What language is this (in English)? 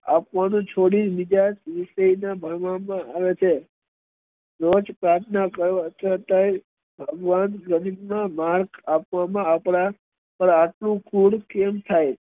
Gujarati